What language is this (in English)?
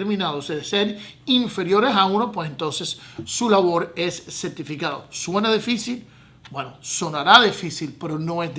Spanish